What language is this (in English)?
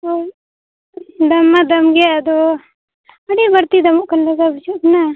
Santali